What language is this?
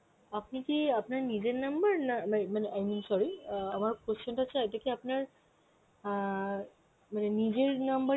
Bangla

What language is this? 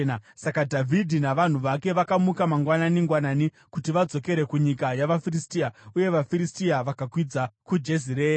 Shona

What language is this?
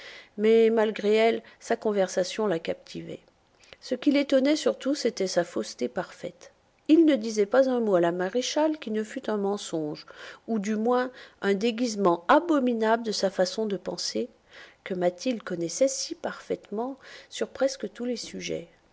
French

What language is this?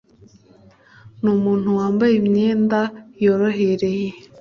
Kinyarwanda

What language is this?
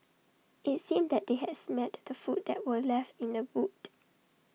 English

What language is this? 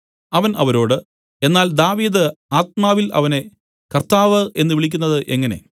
Malayalam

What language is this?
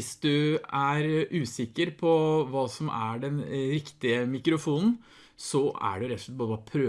Norwegian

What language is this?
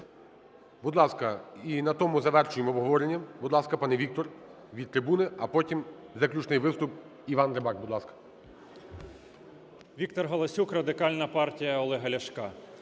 Ukrainian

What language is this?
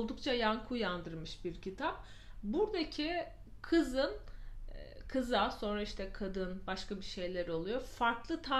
Turkish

